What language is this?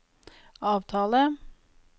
Norwegian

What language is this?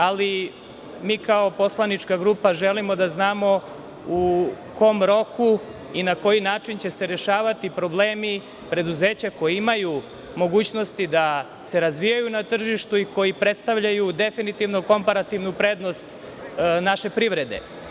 Serbian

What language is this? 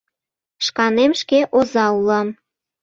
Mari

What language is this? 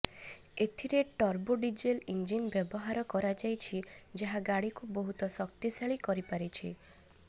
Odia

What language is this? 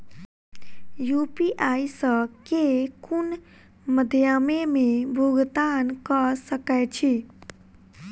Maithili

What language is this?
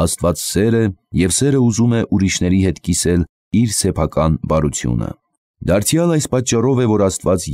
Turkish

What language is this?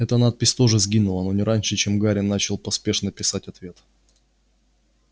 Russian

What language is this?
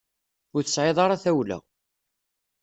Kabyle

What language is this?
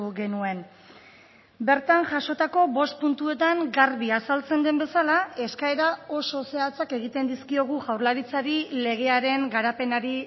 Basque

